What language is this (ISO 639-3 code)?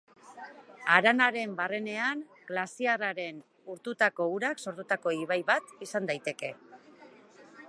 eus